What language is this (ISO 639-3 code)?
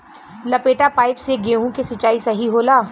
bho